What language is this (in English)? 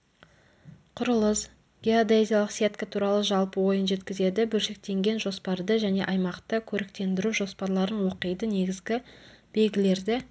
Kazakh